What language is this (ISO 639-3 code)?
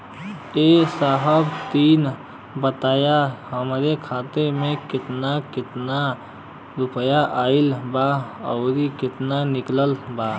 bho